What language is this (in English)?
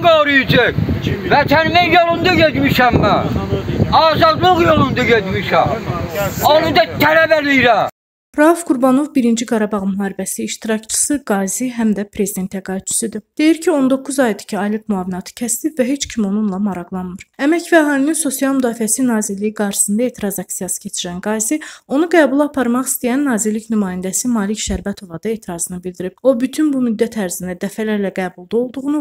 Turkish